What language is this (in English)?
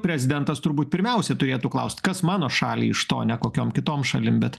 Lithuanian